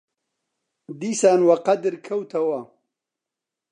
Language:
Central Kurdish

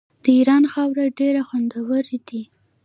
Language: Pashto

